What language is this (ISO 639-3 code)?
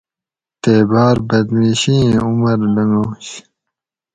gwc